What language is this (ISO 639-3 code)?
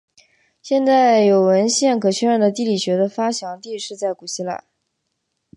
zho